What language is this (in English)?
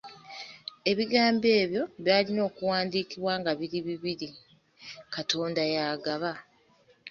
Ganda